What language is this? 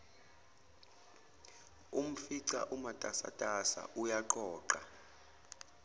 Zulu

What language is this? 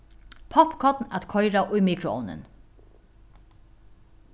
Faroese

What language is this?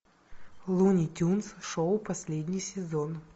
Russian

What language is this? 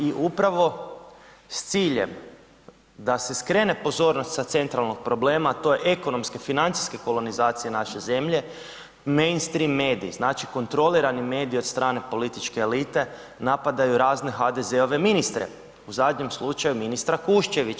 Croatian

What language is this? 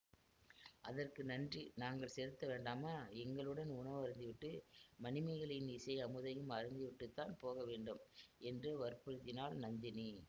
Tamil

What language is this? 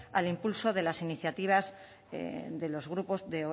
Spanish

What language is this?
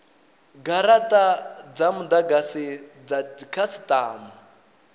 Venda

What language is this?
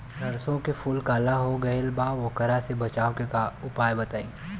Bhojpuri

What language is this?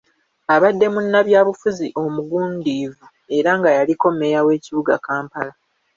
Ganda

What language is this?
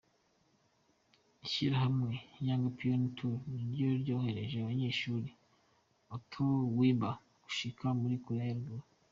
Kinyarwanda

